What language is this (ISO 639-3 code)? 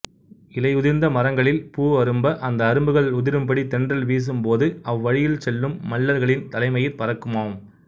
tam